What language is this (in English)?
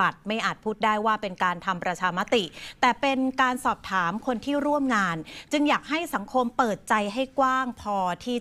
Thai